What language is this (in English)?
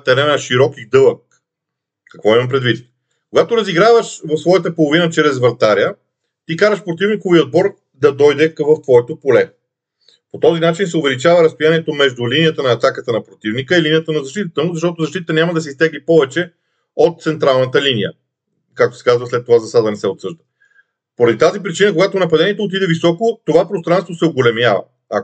Bulgarian